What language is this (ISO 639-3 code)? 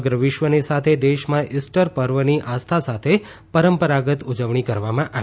guj